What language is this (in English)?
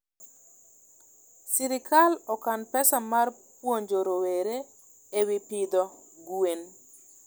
Luo (Kenya and Tanzania)